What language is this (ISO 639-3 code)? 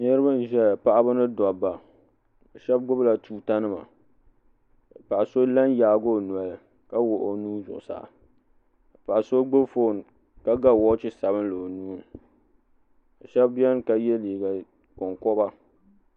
dag